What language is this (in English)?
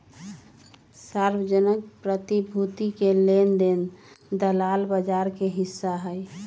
Magahi